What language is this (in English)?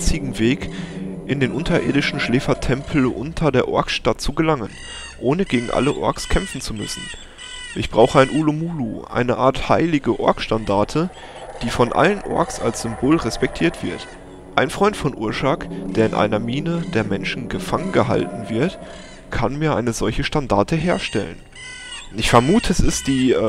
German